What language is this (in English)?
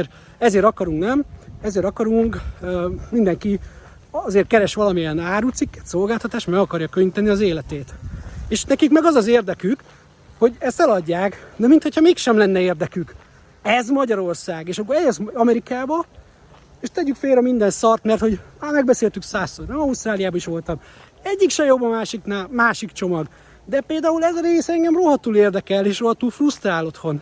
Hungarian